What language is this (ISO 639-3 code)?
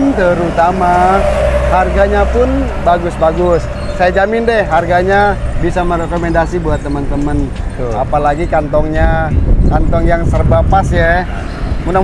ind